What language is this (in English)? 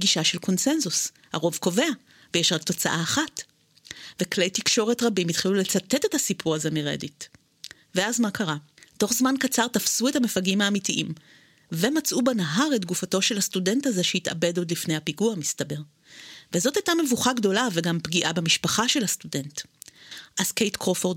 Hebrew